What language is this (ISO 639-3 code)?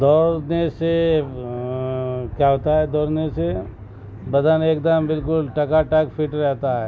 urd